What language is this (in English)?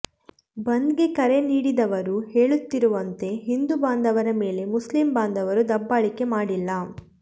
Kannada